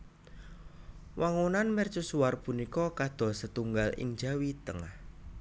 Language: Javanese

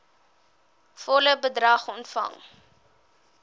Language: Afrikaans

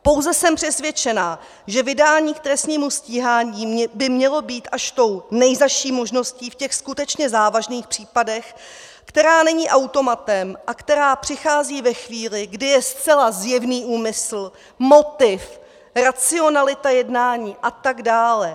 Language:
Czech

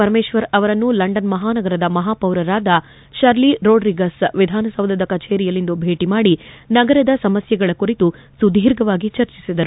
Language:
Kannada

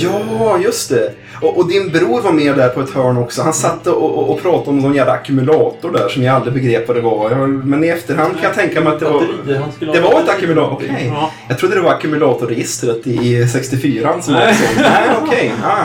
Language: Swedish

